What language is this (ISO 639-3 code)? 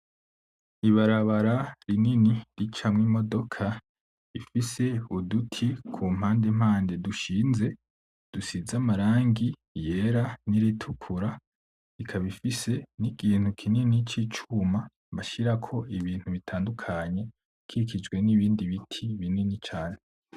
run